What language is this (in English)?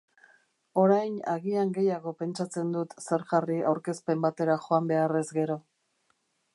Basque